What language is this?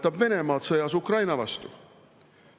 Estonian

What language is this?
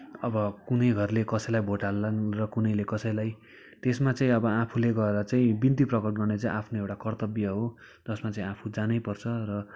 Nepali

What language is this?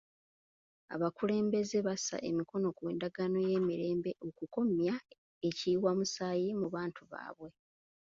Ganda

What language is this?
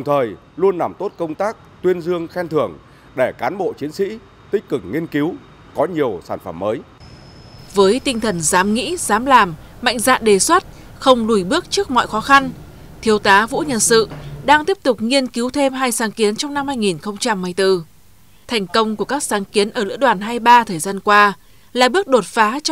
Vietnamese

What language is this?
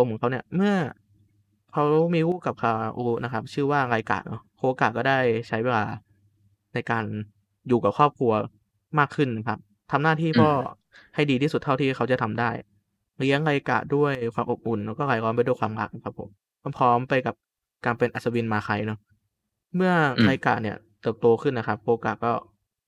Thai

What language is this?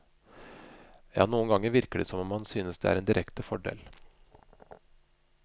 Norwegian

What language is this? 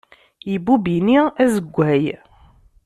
Kabyle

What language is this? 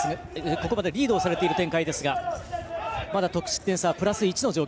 Japanese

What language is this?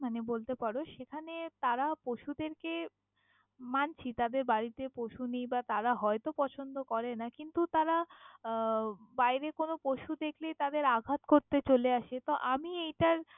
Bangla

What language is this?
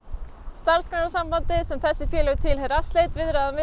Icelandic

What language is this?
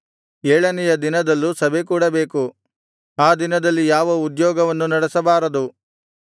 Kannada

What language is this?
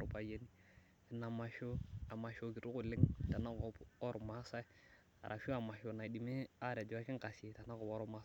Masai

